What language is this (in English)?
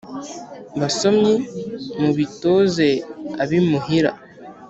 Kinyarwanda